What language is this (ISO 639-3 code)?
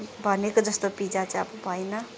nep